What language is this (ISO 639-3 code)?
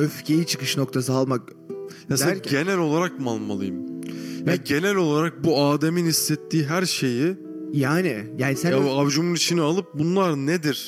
tur